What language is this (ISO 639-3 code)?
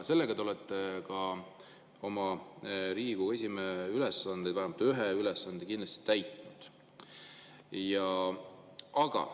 est